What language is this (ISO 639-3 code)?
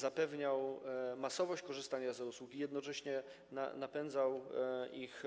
pol